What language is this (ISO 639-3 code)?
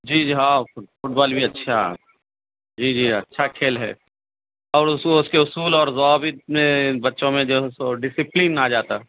urd